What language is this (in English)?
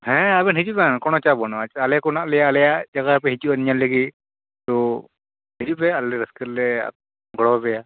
Santali